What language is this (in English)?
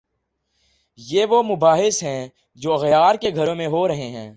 Urdu